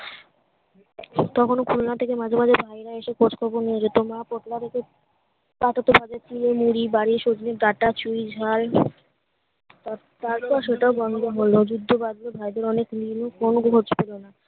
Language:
Bangla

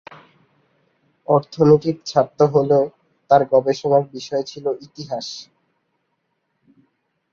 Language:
Bangla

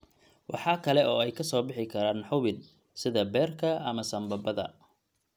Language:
Somali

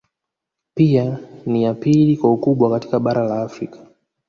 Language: Swahili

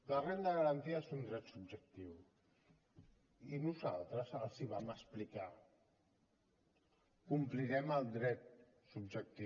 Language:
Catalan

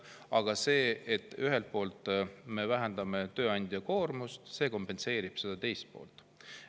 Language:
Estonian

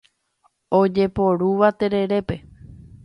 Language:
Guarani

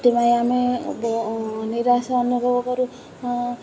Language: Odia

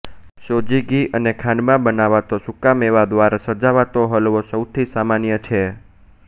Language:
Gujarati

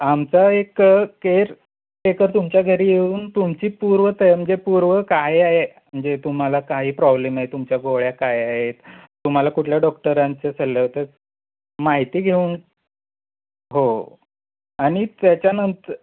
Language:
Marathi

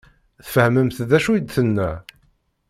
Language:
Kabyle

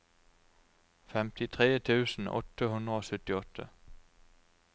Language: Norwegian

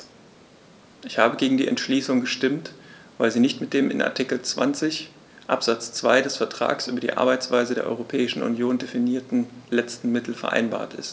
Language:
German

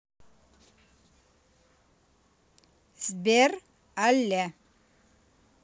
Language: Russian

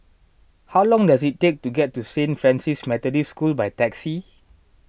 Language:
English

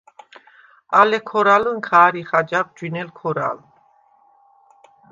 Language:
Svan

